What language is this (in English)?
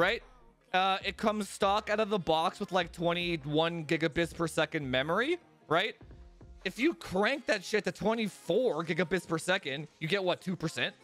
English